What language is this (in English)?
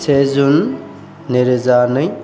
Bodo